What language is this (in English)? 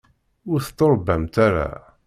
Kabyle